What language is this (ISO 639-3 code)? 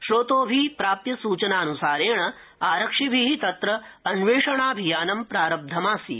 san